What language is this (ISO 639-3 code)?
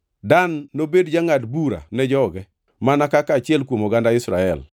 luo